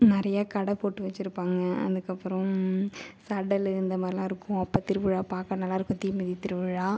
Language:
Tamil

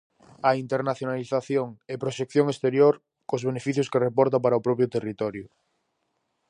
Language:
Galician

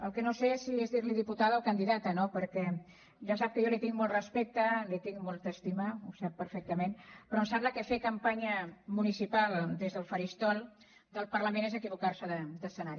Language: Catalan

